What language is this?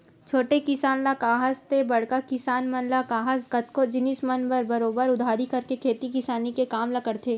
Chhattisgarhi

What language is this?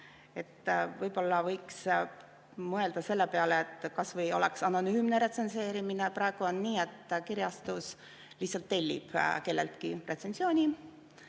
Estonian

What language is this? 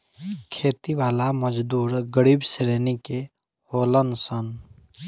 Bhojpuri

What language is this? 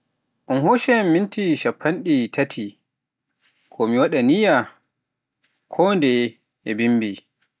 Pular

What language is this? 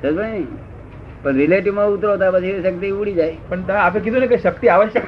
Gujarati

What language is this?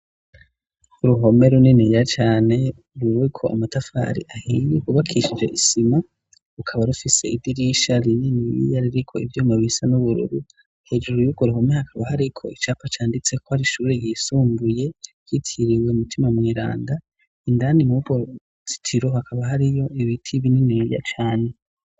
Rundi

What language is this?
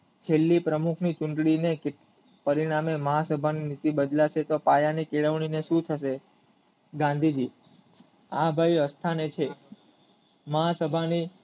Gujarati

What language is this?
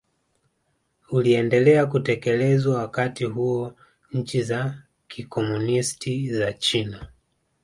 Swahili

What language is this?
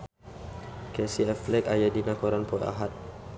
Sundanese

